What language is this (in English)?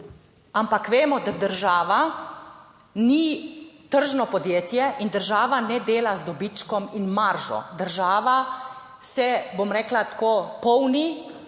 Slovenian